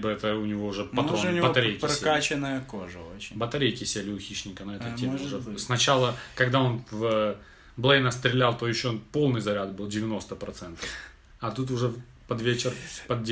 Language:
Russian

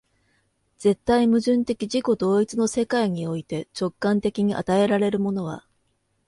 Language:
Japanese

